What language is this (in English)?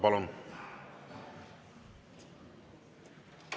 Estonian